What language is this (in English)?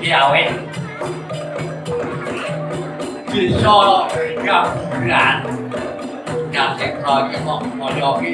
Indonesian